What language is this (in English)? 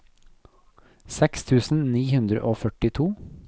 Norwegian